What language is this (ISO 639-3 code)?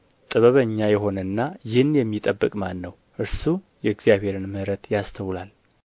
amh